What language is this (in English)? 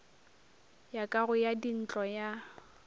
Northern Sotho